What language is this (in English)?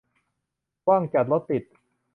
Thai